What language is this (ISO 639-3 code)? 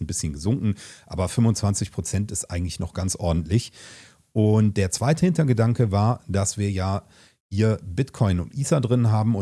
deu